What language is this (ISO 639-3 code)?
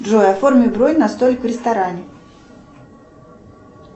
rus